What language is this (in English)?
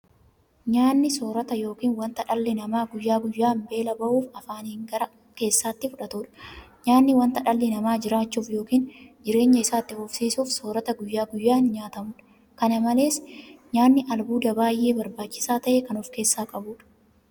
Oromo